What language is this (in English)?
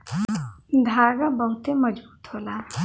Bhojpuri